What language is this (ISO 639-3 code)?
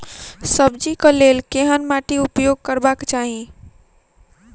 mai